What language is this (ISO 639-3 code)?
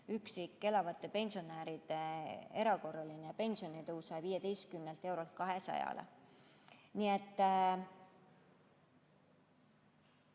est